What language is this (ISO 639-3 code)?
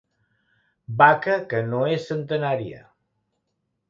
cat